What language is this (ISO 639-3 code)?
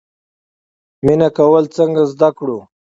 pus